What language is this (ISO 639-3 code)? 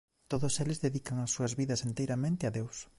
glg